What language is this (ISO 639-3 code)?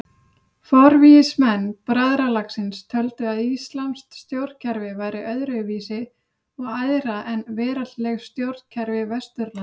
isl